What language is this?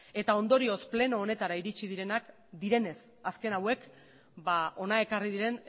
Basque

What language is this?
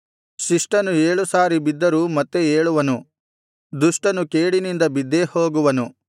Kannada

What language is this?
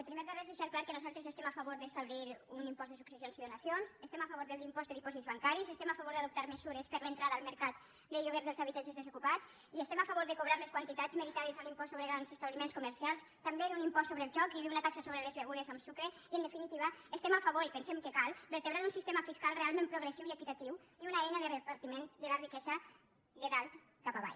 Catalan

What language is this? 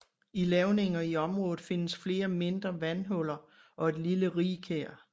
Danish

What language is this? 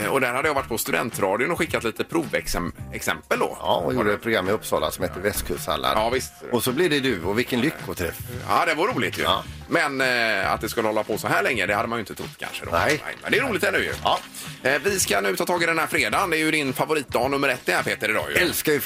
Swedish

